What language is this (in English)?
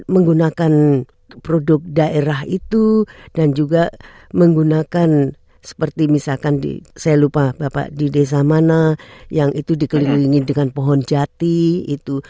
Indonesian